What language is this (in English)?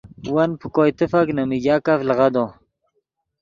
Yidgha